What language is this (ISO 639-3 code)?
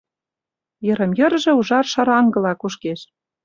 chm